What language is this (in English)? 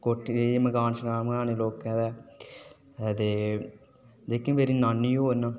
Dogri